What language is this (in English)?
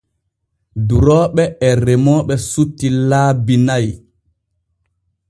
Borgu Fulfulde